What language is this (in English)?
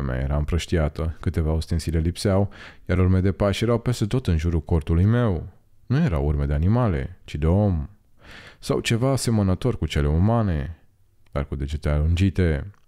Romanian